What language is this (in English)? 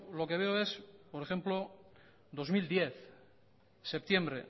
Spanish